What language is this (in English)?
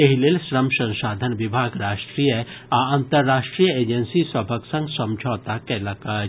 Maithili